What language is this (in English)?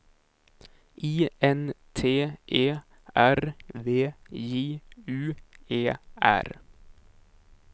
Swedish